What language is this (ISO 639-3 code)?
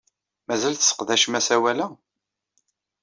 kab